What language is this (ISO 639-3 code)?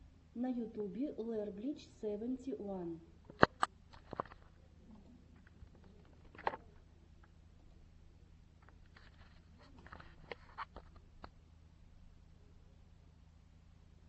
rus